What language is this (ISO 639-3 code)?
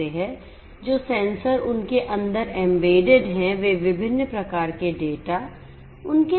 hin